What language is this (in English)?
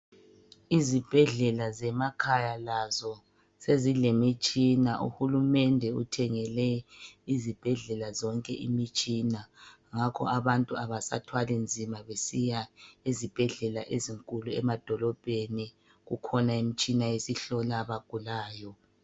North Ndebele